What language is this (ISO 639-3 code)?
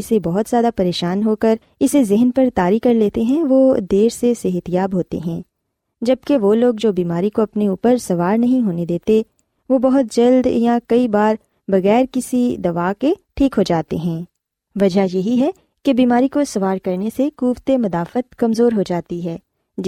urd